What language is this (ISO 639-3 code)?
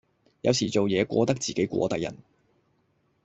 yue